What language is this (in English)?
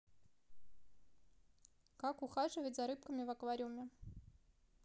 Russian